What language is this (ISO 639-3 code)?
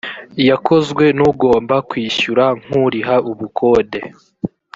kin